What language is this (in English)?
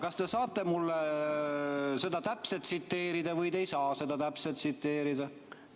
Estonian